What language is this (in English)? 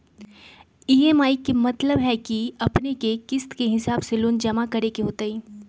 Magahi